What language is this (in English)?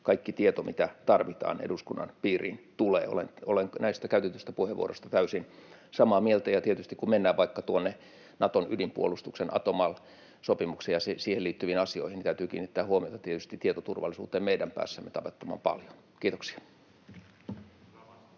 Finnish